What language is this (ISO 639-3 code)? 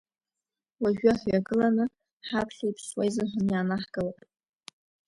abk